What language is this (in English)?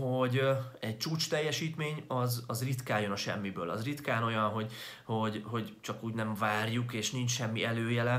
Hungarian